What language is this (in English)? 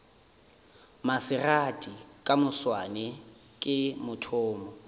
Northern Sotho